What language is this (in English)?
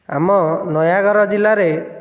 Odia